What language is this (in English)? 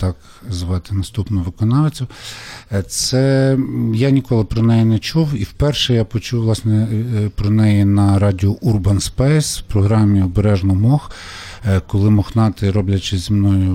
Ukrainian